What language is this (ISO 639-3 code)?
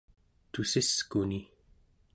esu